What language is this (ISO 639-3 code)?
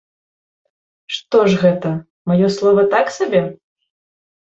bel